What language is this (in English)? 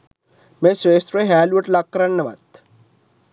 Sinhala